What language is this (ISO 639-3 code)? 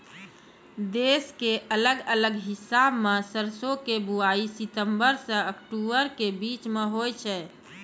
mai